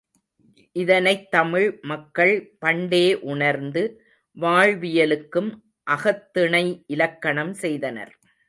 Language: Tamil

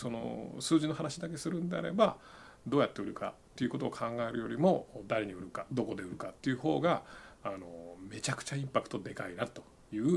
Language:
Japanese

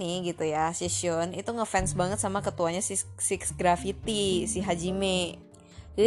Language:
Indonesian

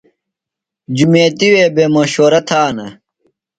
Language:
Phalura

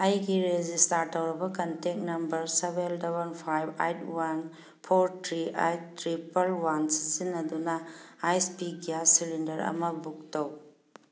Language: Manipuri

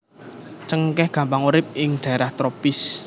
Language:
Javanese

